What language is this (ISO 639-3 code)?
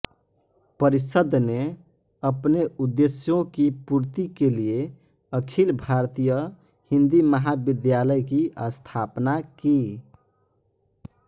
hin